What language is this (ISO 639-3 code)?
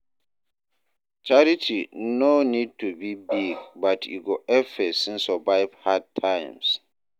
pcm